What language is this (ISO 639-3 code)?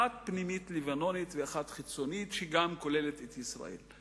heb